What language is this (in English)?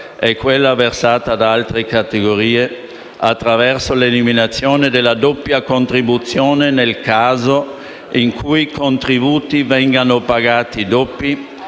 Italian